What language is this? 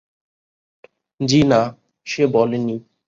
Bangla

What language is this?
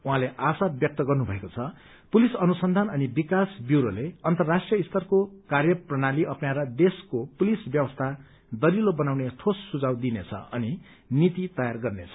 Nepali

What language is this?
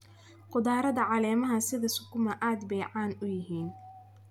Somali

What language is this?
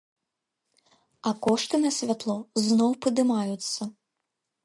Belarusian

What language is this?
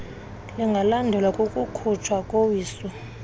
Xhosa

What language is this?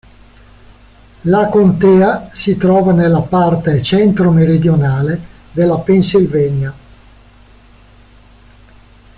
Italian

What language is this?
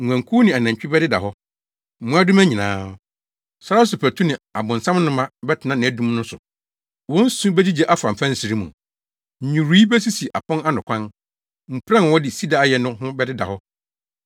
Akan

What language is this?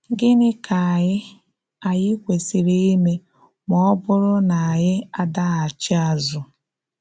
Igbo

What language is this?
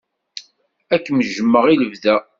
Kabyle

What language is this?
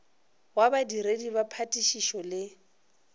Northern Sotho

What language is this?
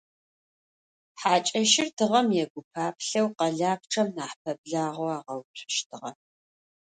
Adyghe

